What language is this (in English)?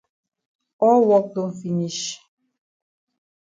Cameroon Pidgin